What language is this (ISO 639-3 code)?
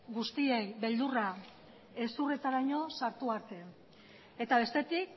eus